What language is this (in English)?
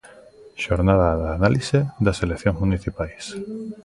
Galician